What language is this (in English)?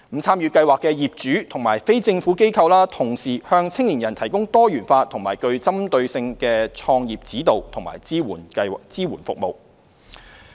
Cantonese